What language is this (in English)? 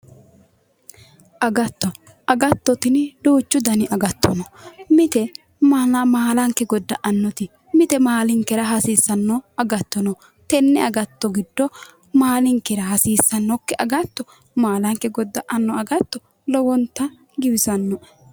Sidamo